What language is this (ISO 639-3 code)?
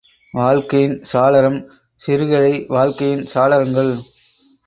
tam